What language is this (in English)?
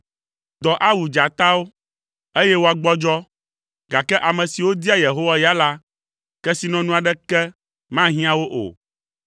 Ewe